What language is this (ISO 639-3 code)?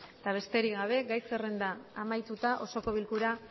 eus